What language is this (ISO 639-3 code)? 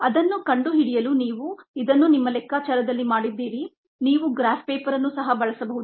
kan